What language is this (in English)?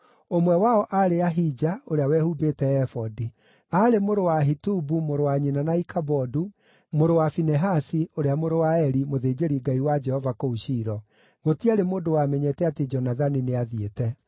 Kikuyu